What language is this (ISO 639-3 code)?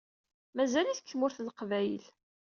kab